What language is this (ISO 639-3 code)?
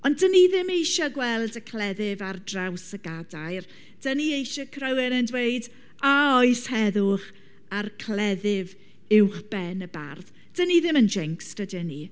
cym